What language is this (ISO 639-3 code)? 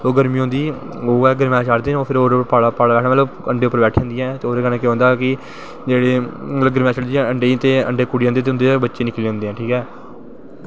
doi